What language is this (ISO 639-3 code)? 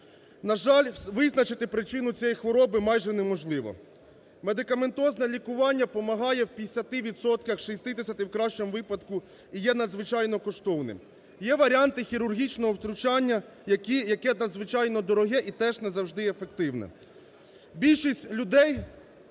ukr